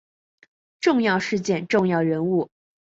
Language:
Chinese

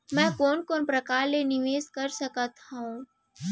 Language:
Chhattisgarhi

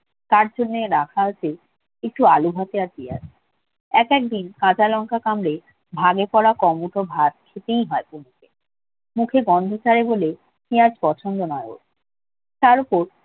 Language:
Bangla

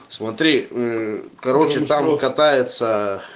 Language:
Russian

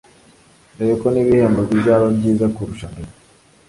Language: Kinyarwanda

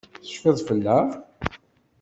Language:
Kabyle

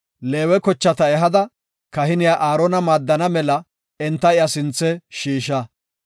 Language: Gofa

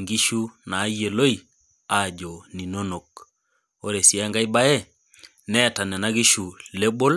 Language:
Masai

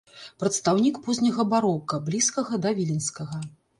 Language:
Belarusian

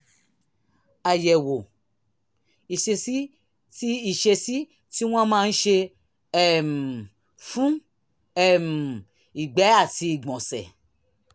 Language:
Yoruba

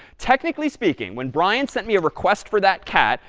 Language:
English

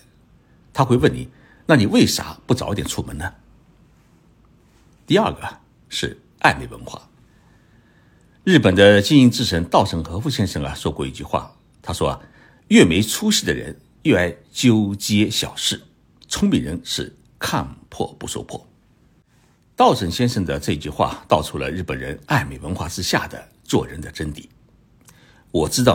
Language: Chinese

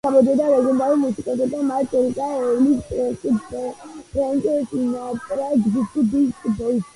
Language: Georgian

